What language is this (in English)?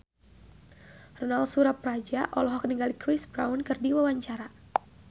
Sundanese